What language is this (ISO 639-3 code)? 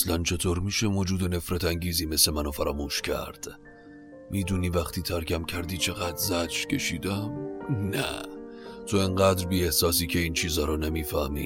fas